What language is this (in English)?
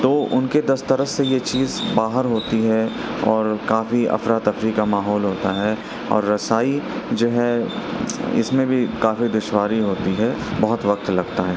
Urdu